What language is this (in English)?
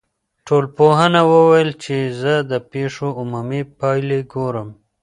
Pashto